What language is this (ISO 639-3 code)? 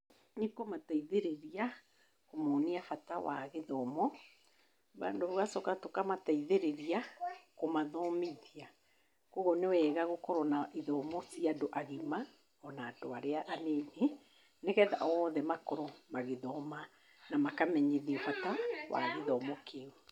kik